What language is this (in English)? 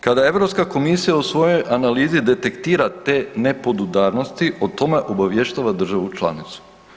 Croatian